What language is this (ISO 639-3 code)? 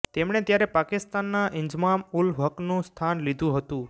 guj